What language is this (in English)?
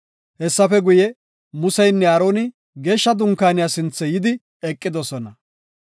Gofa